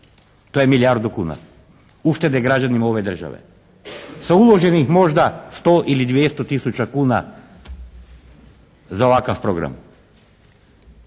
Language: Croatian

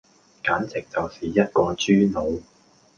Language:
Cantonese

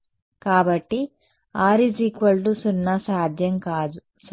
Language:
Telugu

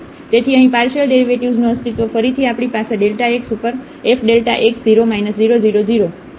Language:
Gujarati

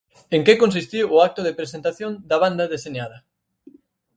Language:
Galician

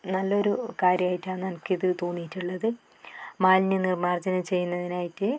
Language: Malayalam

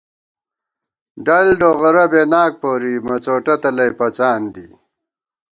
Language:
Gawar-Bati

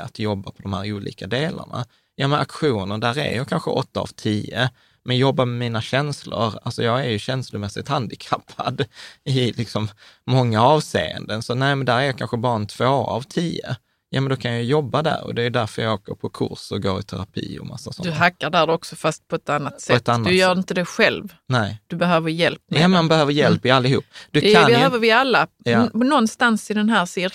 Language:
Swedish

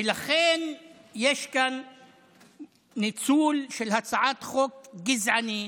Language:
Hebrew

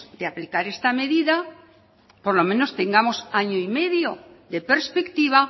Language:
Spanish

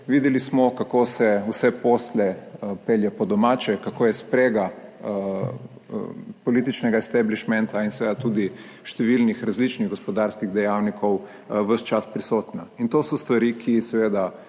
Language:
Slovenian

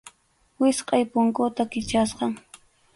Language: Arequipa-La Unión Quechua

